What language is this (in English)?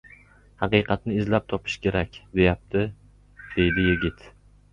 Uzbek